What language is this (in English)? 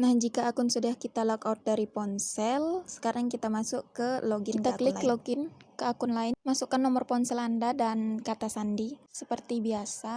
Indonesian